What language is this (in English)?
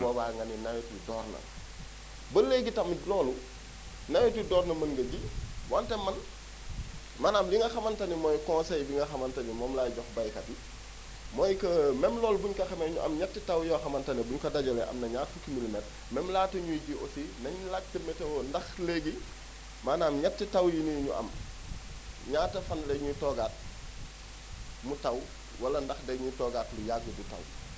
Wolof